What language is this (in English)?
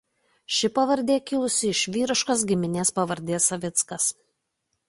Lithuanian